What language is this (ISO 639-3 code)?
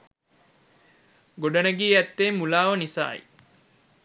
sin